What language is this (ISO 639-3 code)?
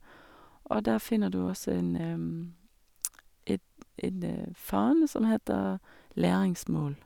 nor